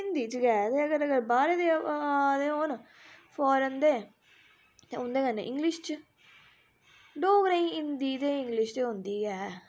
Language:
Dogri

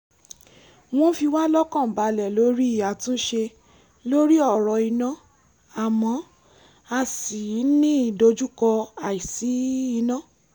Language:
Yoruba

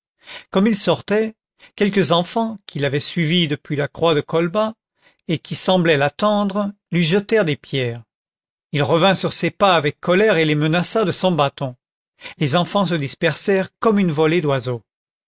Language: French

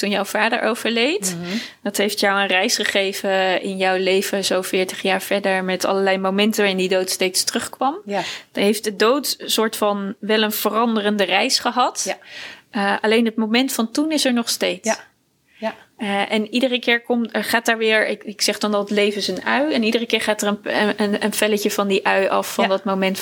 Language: Dutch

